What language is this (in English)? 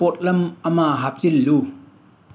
Manipuri